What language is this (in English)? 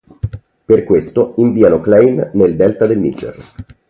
Italian